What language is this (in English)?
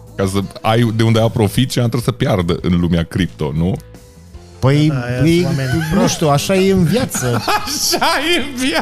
Romanian